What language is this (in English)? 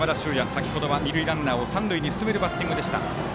Japanese